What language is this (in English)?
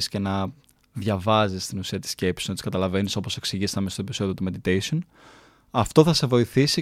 Greek